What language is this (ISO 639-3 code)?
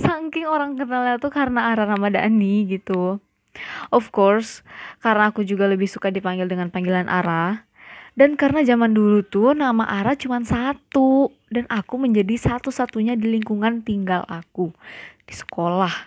ind